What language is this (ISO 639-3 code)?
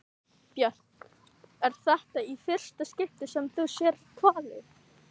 isl